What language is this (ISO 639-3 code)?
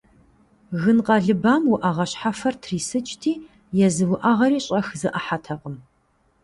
kbd